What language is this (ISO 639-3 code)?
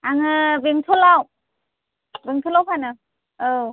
brx